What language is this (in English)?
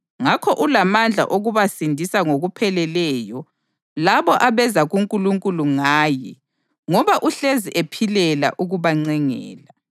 North Ndebele